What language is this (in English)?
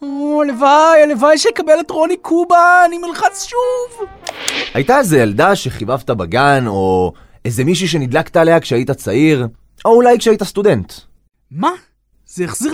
Hebrew